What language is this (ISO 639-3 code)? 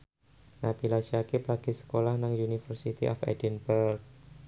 jav